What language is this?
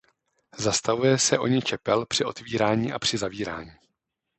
Czech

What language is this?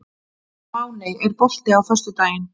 Icelandic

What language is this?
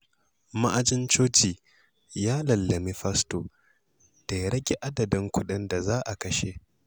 Hausa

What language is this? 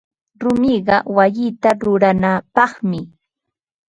Ambo-Pasco Quechua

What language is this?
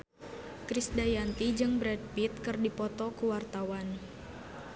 Sundanese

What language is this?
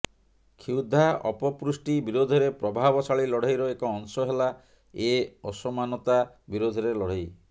Odia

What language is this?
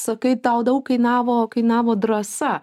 Lithuanian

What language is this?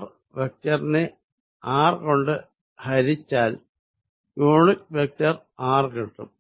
Malayalam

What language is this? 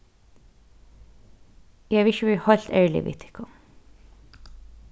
Faroese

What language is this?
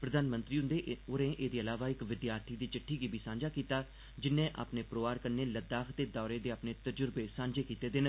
Dogri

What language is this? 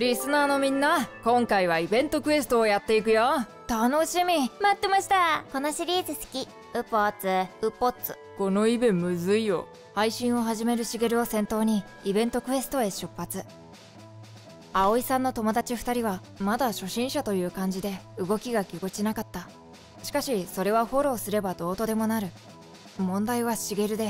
Japanese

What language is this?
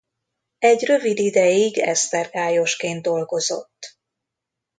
Hungarian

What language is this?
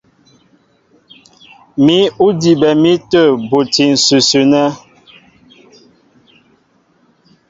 Mbo (Cameroon)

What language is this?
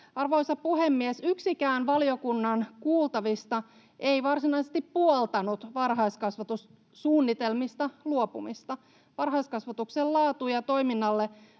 Finnish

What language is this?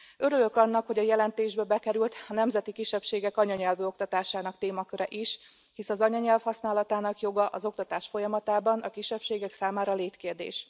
Hungarian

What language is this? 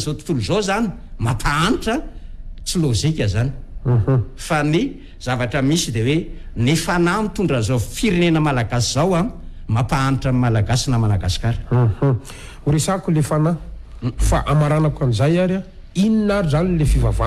Indonesian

